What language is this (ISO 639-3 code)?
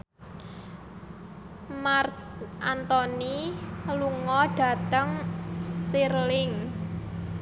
jav